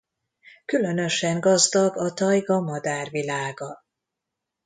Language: Hungarian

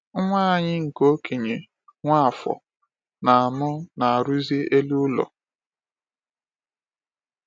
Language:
Igbo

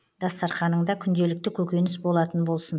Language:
Kazakh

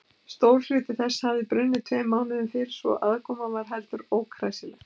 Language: Icelandic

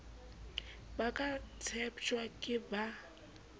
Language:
Southern Sotho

